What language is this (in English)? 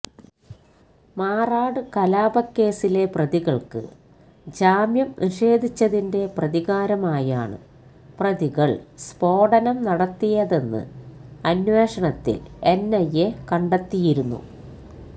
Malayalam